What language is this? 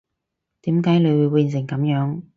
Cantonese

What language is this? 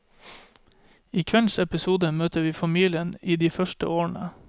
Norwegian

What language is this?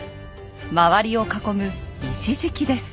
Japanese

